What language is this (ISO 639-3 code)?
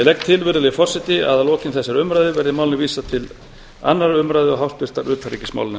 isl